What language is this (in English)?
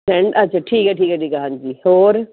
Punjabi